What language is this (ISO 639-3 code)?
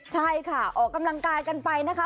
tha